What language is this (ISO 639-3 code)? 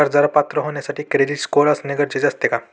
mar